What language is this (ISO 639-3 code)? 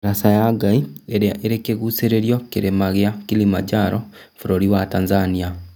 kik